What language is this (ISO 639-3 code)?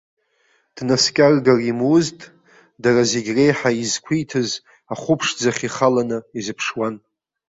abk